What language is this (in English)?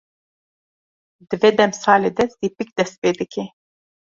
Kurdish